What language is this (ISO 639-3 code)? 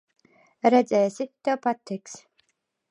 lav